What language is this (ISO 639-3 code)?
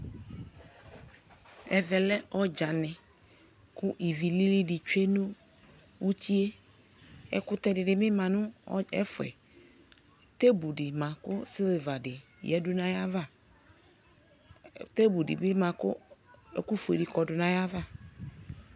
kpo